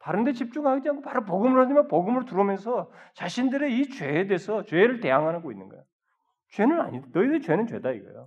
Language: Korean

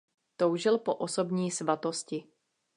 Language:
Czech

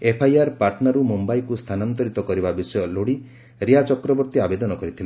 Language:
Odia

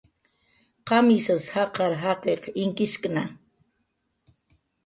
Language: Jaqaru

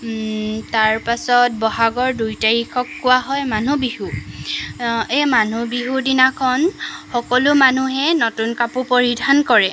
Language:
Assamese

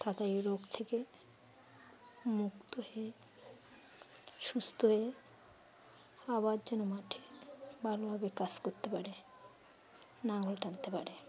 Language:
Bangla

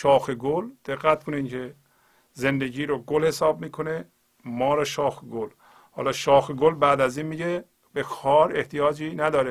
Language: Persian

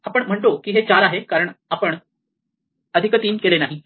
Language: Marathi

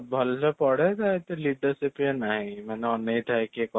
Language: Odia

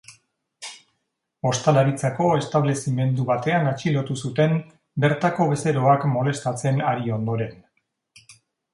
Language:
Basque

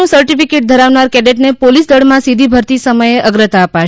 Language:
Gujarati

